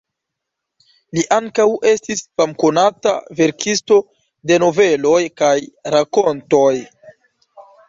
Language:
Esperanto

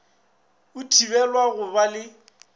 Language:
Northern Sotho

